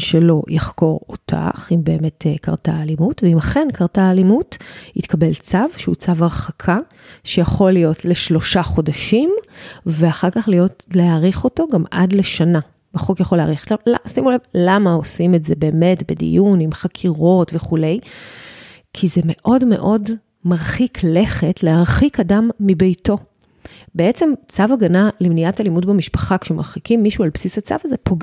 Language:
Hebrew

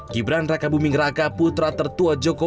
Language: Indonesian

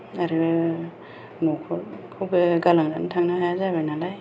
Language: Bodo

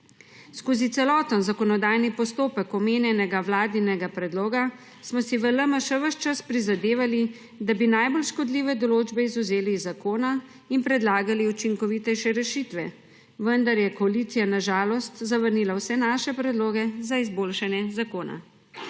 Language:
Slovenian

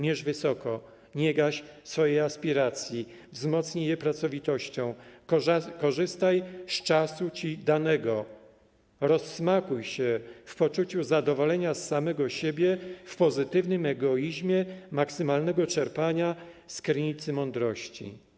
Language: Polish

